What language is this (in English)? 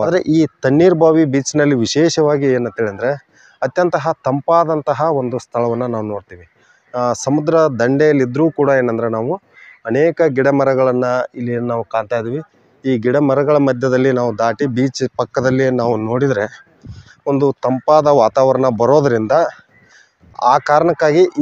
Arabic